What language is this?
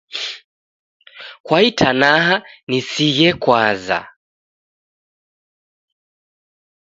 Taita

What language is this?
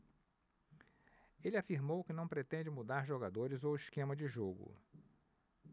Portuguese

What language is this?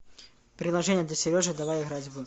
Russian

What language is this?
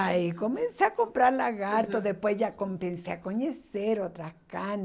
Portuguese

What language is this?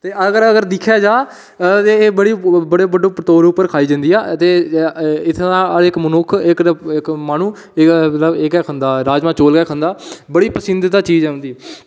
Dogri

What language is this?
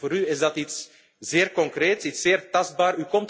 Dutch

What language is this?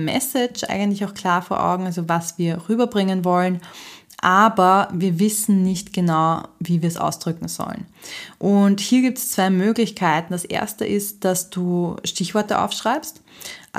German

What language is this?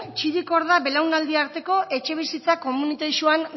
Basque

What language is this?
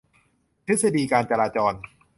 Thai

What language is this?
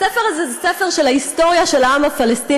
Hebrew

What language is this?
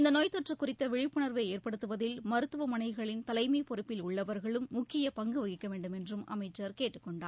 Tamil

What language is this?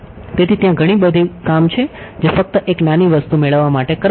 Gujarati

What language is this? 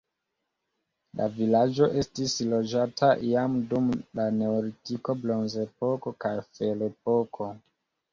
Esperanto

